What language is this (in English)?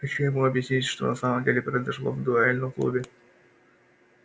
Russian